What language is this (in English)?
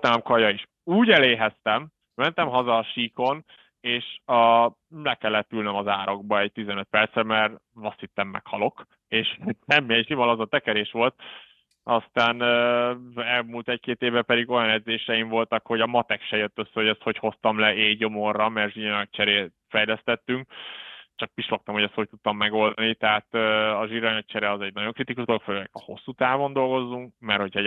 Hungarian